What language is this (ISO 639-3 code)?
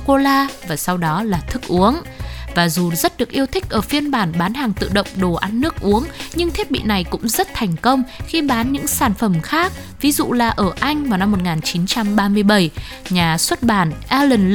vie